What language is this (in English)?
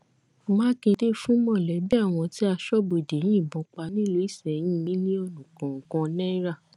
Yoruba